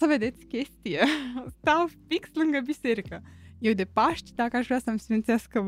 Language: Romanian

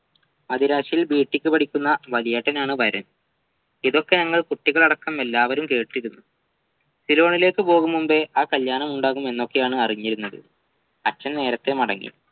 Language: Malayalam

